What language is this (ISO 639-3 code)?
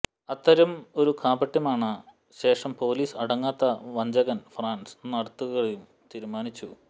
mal